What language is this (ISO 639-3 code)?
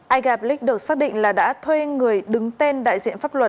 vie